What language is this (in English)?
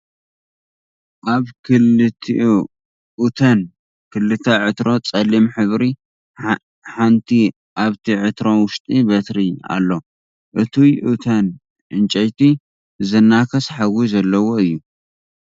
Tigrinya